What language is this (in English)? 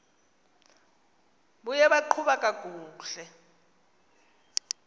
Xhosa